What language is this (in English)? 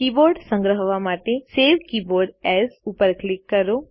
Gujarati